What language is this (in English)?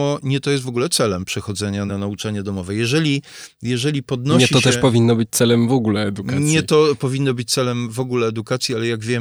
Polish